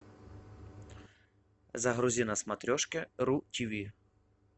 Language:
Russian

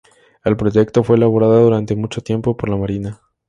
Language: Spanish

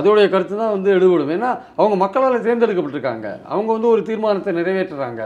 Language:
Tamil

